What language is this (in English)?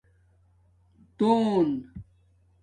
Domaaki